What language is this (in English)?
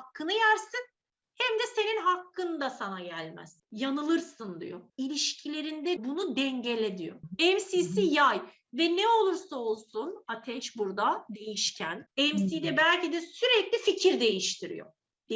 Turkish